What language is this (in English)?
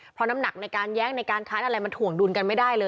Thai